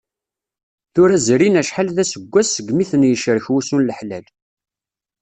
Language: Kabyle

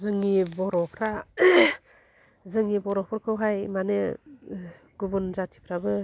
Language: Bodo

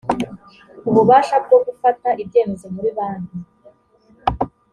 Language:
Kinyarwanda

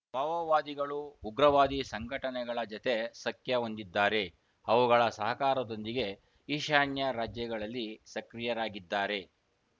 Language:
Kannada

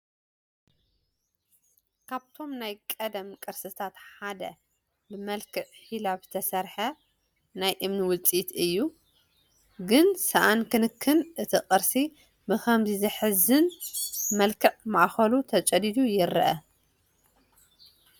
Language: Tigrinya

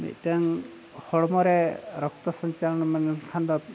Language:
Santali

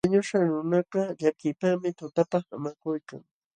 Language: Jauja Wanca Quechua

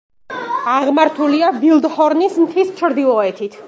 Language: Georgian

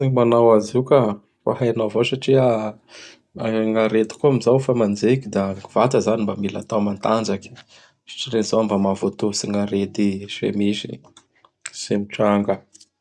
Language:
Bara Malagasy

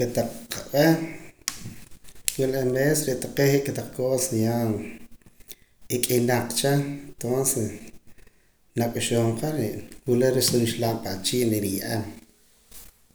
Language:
Poqomam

